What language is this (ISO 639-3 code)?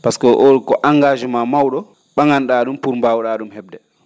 ful